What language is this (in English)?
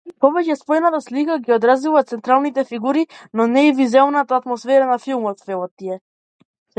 Macedonian